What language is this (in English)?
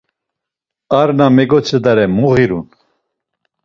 Laz